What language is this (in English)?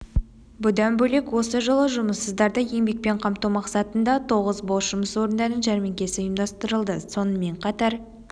Kazakh